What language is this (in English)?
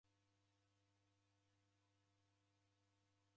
Taita